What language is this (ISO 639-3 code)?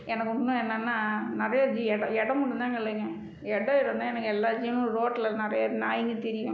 tam